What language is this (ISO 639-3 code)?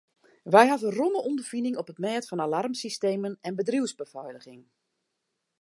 fry